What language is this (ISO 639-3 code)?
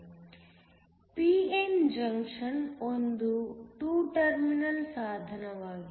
kan